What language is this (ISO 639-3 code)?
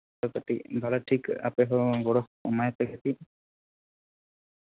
sat